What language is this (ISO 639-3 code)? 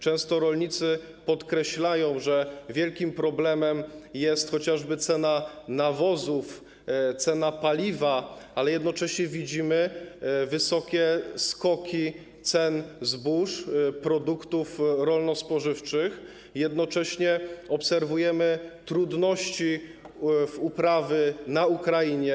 pol